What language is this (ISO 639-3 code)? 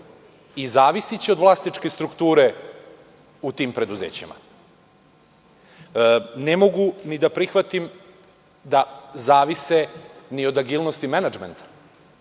srp